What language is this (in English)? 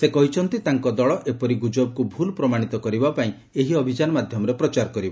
Odia